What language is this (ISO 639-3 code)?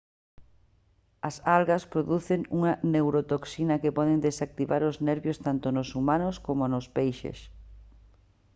glg